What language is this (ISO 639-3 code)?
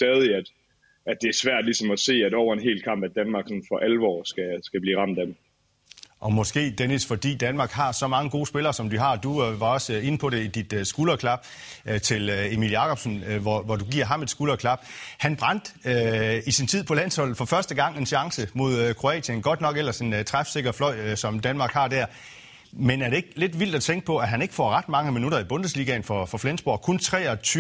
dan